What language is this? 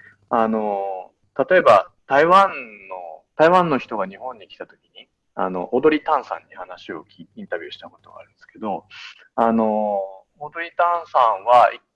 Japanese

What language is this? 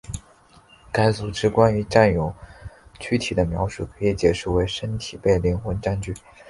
Chinese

